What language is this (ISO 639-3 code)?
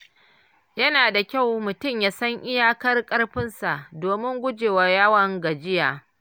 hau